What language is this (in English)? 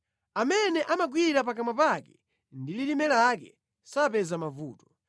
Nyanja